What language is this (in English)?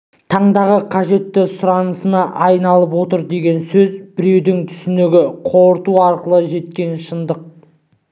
Kazakh